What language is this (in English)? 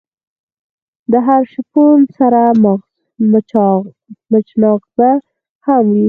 Pashto